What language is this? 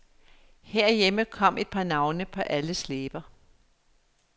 Danish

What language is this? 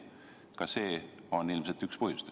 Estonian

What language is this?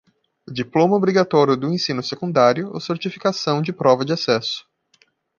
Portuguese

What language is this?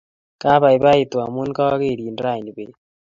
Kalenjin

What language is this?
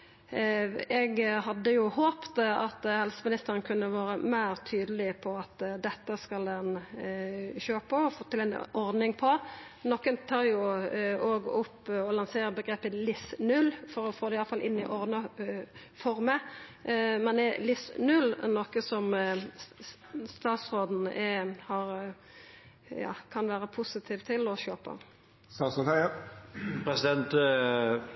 Norwegian Nynorsk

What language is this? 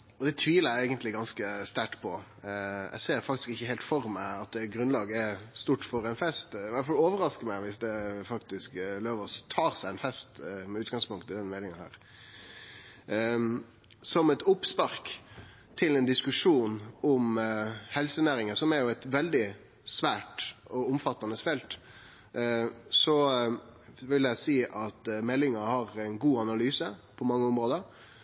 Norwegian Nynorsk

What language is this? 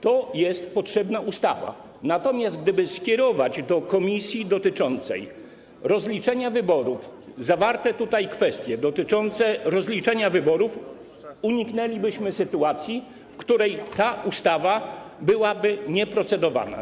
Polish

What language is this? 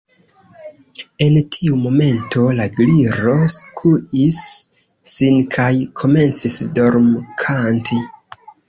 Esperanto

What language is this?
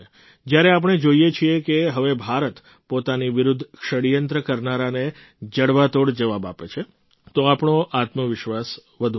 Gujarati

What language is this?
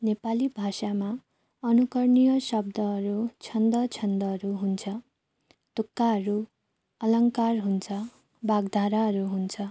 Nepali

